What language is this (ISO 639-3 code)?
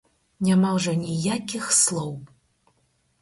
bel